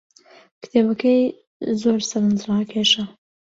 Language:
Central Kurdish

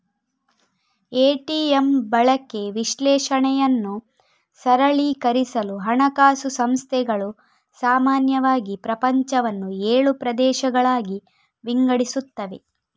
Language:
Kannada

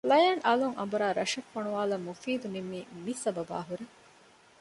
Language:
Divehi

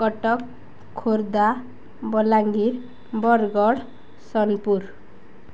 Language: Odia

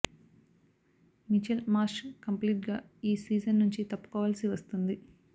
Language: Telugu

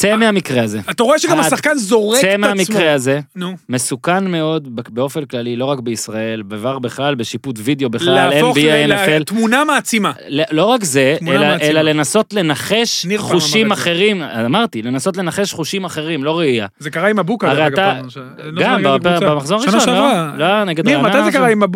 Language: Hebrew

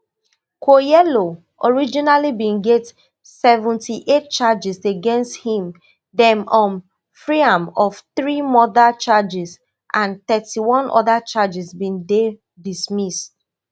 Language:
Nigerian Pidgin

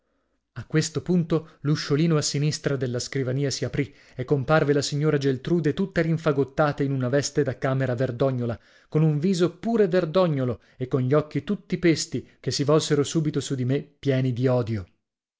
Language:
Italian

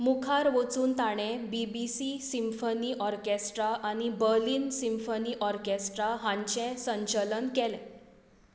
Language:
Konkani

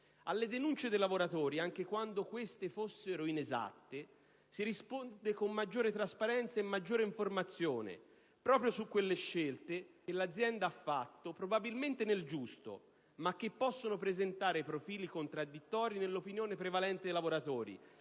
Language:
Italian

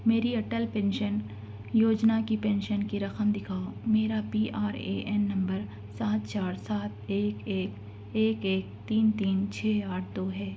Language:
Urdu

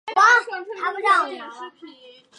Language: Chinese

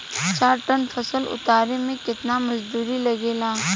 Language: Bhojpuri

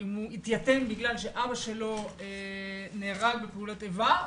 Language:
Hebrew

